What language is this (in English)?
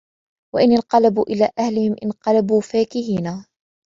Arabic